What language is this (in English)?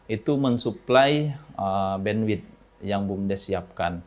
Indonesian